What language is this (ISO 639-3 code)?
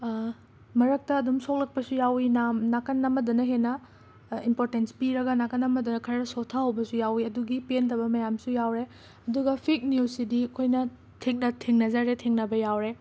mni